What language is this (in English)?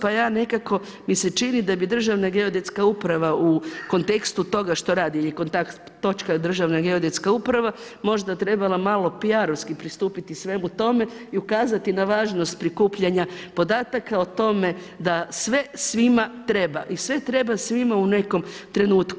Croatian